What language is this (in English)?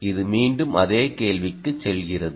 Tamil